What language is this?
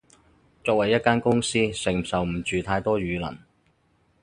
Cantonese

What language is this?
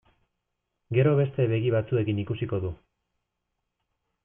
Basque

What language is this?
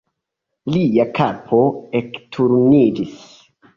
Esperanto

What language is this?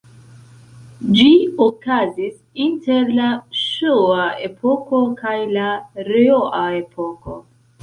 Esperanto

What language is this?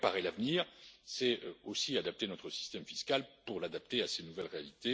French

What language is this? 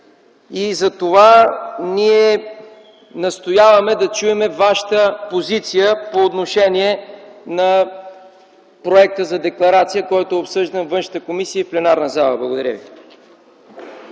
Bulgarian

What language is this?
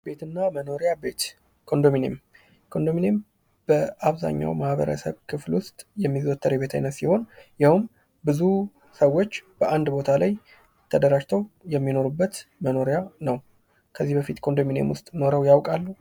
Amharic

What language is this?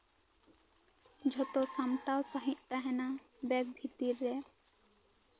Santali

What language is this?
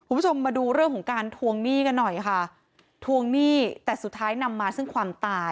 Thai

